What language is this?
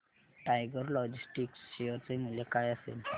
Marathi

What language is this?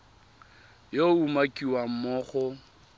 Tswana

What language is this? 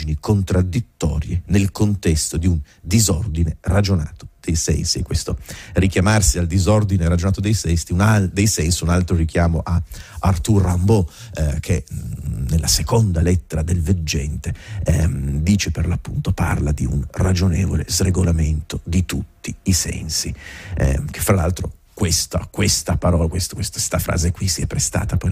Italian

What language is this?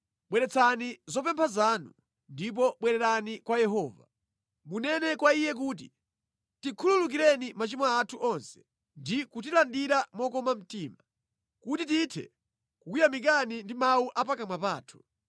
Nyanja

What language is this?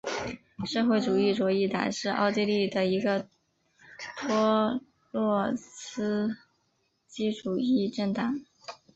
Chinese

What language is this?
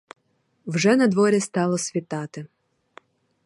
Ukrainian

